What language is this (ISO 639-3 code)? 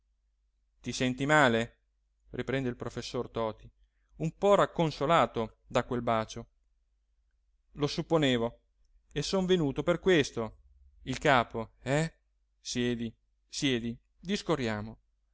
ita